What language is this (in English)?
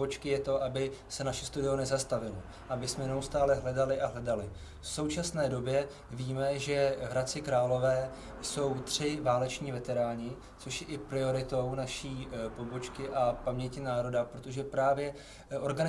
Czech